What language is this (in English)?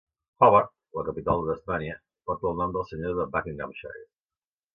Catalan